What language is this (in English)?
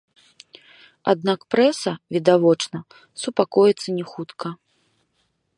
Belarusian